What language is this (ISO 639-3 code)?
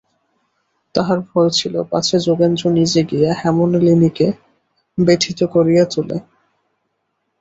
ben